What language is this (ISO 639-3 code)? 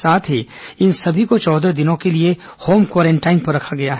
hin